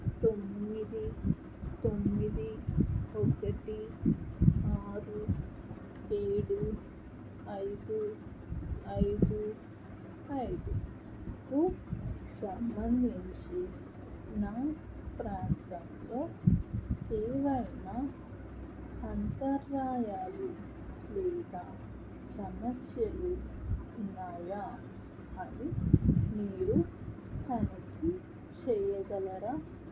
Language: Telugu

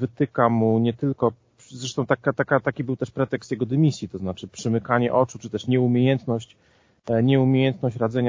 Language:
Polish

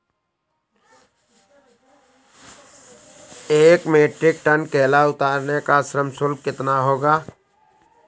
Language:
Hindi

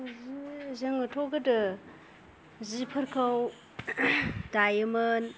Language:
Bodo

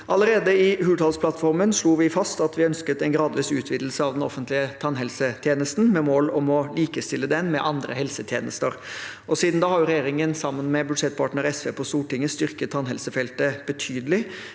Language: Norwegian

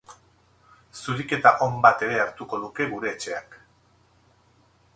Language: Basque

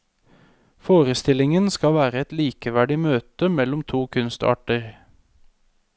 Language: Norwegian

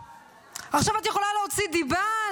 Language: Hebrew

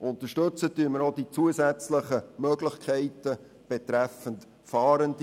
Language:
Swiss German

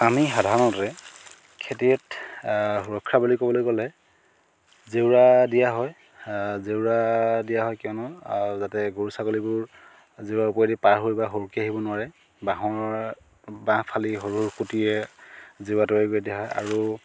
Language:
Assamese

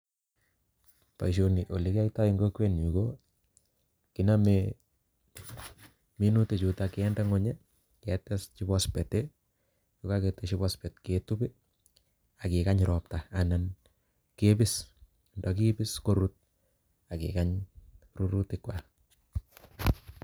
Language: Kalenjin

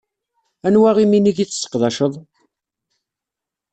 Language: Kabyle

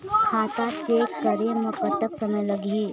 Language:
Chhattisgarhi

